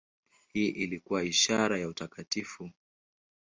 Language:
Swahili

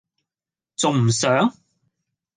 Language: Cantonese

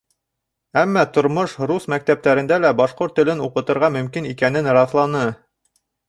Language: Bashkir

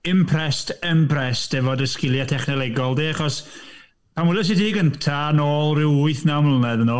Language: Welsh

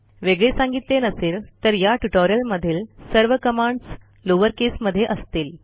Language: Marathi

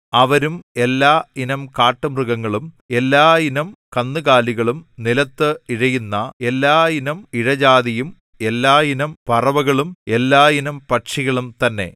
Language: Malayalam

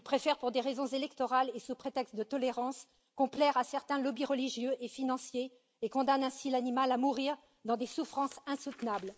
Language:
French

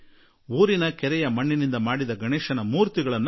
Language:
Kannada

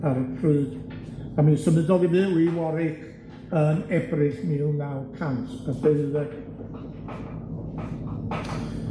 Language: Welsh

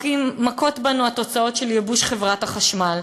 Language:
Hebrew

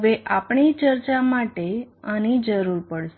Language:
Gujarati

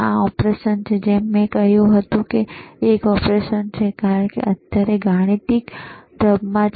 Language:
Gujarati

